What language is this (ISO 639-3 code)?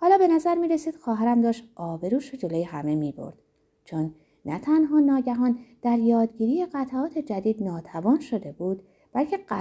fas